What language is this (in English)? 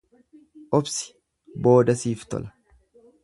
Oromo